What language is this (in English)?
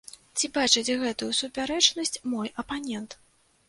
Belarusian